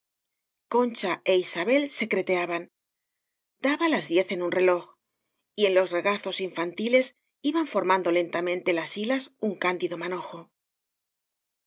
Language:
Spanish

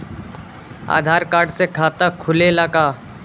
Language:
Bhojpuri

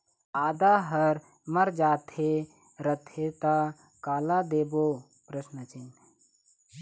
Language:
Chhattisgarhi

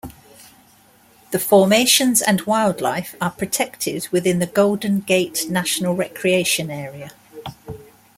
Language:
English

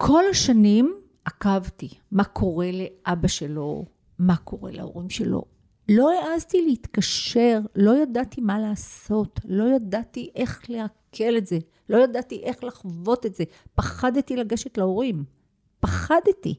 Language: Hebrew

